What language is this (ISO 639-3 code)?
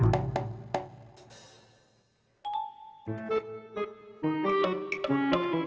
ind